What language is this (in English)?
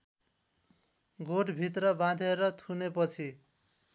Nepali